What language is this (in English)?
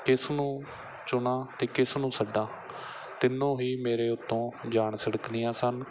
Punjabi